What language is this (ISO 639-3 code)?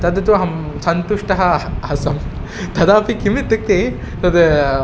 san